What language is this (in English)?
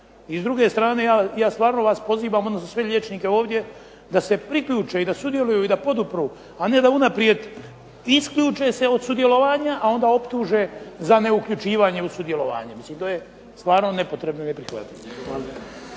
Croatian